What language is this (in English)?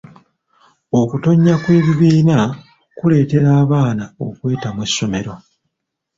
Ganda